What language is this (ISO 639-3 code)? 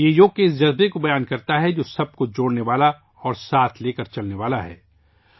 urd